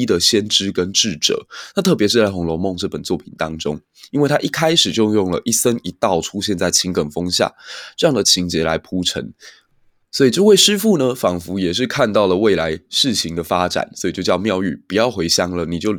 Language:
Chinese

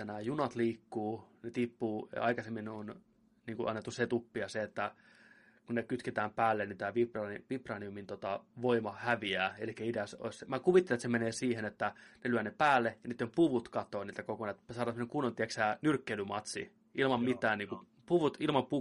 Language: Finnish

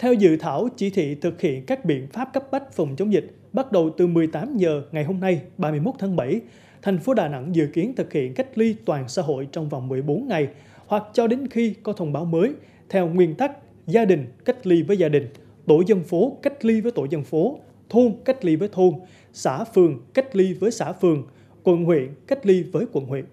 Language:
Vietnamese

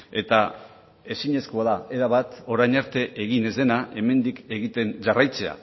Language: Basque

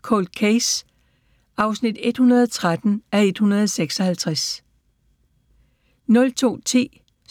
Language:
Danish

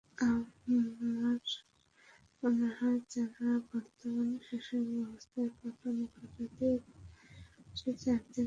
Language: Bangla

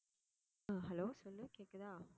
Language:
Tamil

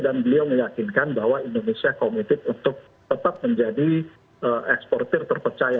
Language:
Indonesian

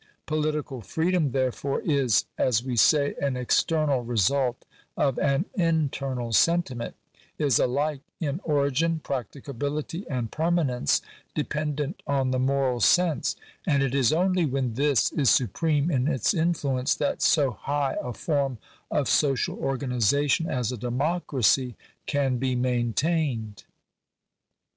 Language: English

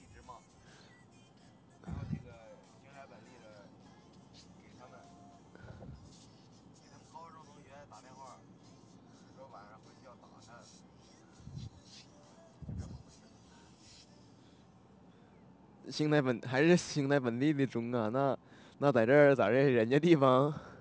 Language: Chinese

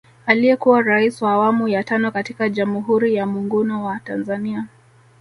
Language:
Swahili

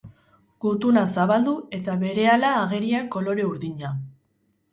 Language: Basque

